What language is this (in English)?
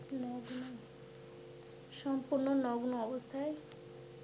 Bangla